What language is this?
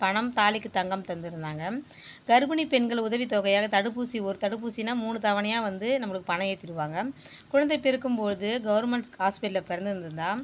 Tamil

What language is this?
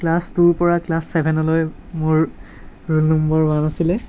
Assamese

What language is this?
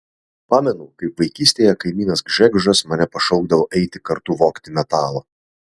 Lithuanian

